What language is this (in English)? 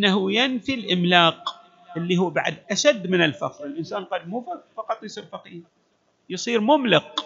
Arabic